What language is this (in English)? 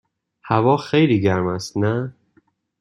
Persian